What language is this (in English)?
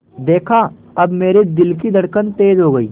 Hindi